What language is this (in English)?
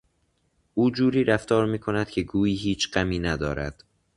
Persian